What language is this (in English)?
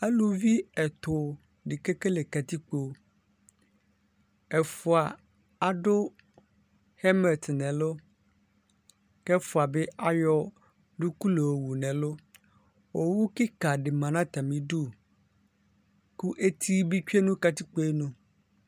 Ikposo